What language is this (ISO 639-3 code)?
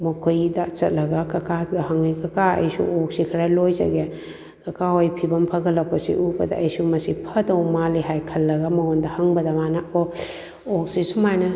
mni